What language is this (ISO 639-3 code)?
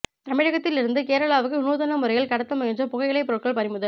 tam